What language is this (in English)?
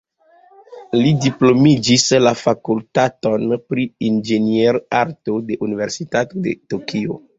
Esperanto